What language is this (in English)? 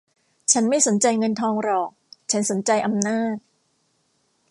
Thai